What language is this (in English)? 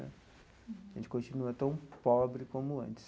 Portuguese